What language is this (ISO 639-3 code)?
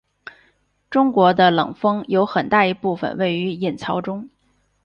zho